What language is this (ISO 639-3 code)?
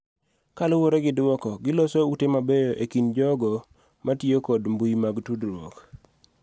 luo